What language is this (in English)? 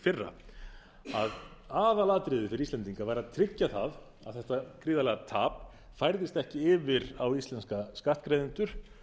Icelandic